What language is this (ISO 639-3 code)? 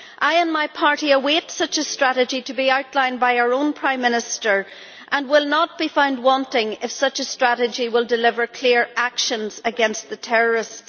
eng